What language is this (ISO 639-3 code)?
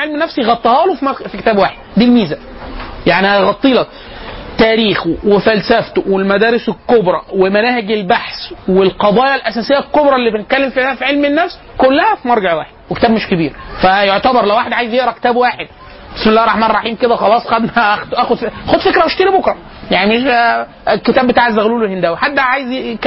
ara